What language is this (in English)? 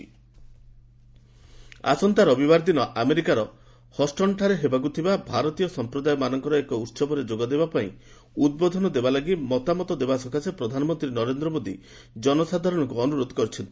Odia